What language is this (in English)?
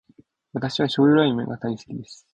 Japanese